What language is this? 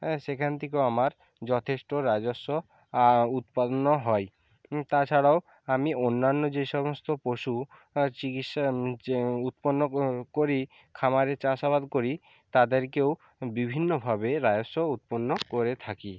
Bangla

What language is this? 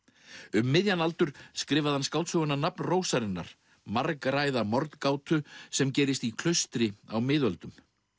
Icelandic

